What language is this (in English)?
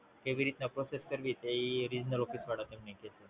Gujarati